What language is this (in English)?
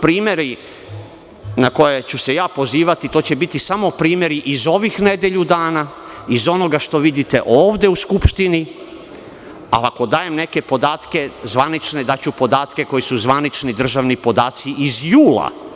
Serbian